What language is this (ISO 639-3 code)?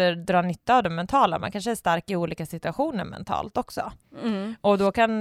swe